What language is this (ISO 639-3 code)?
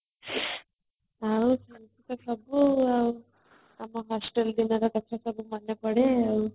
ori